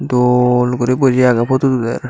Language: Chakma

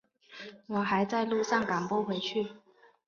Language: Chinese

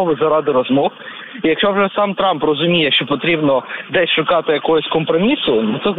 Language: Ukrainian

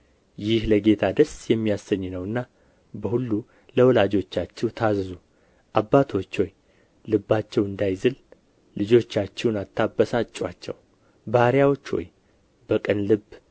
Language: Amharic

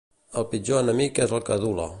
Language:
Catalan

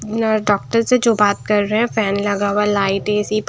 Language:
Hindi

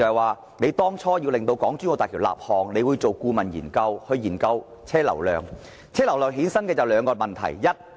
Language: Cantonese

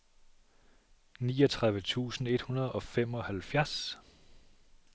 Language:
Danish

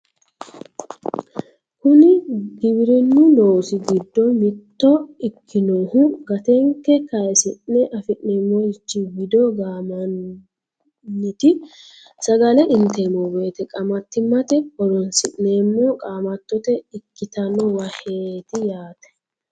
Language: Sidamo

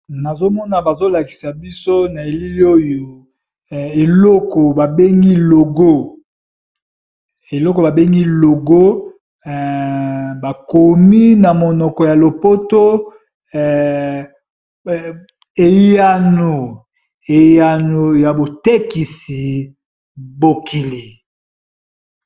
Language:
Lingala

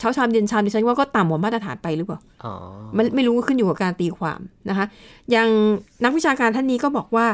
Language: Thai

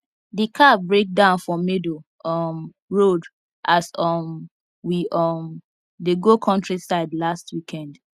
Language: Nigerian Pidgin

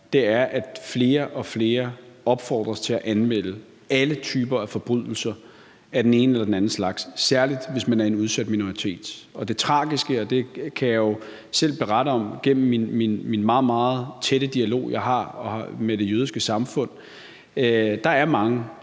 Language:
Danish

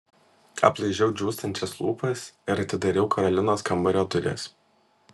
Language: Lithuanian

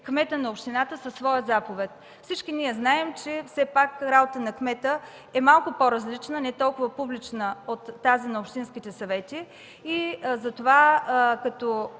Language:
Bulgarian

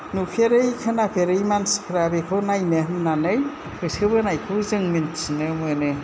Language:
Bodo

